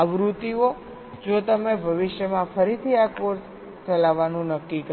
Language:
Gujarati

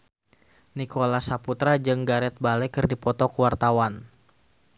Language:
Sundanese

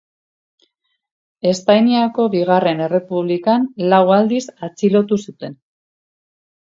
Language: Basque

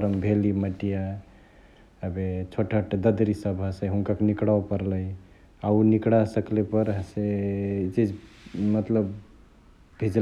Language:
Chitwania Tharu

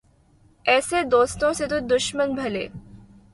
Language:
Urdu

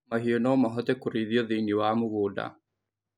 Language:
Kikuyu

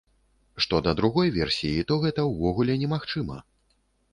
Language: Belarusian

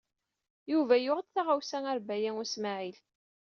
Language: Kabyle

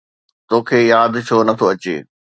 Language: Sindhi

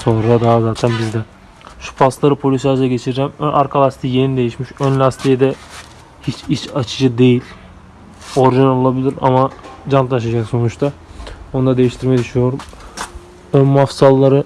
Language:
Turkish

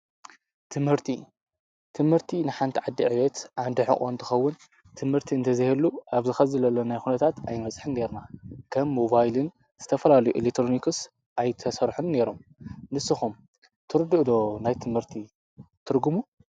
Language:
Tigrinya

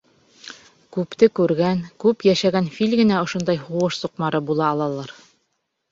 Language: Bashkir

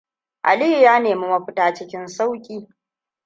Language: Hausa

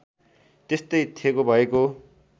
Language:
Nepali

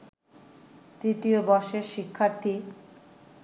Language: Bangla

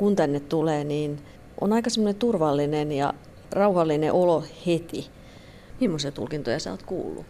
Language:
Finnish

